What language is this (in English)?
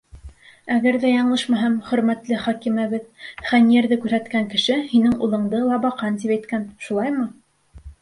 Bashkir